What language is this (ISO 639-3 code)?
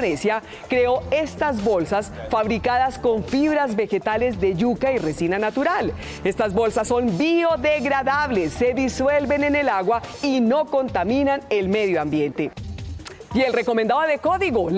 spa